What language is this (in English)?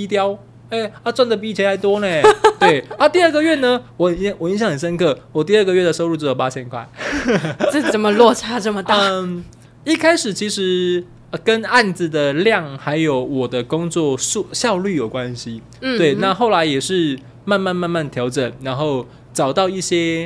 Chinese